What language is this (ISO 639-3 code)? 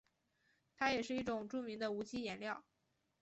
zho